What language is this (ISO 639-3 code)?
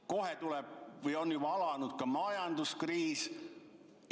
est